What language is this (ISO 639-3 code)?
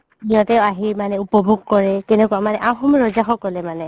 asm